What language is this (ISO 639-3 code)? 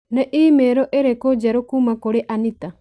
kik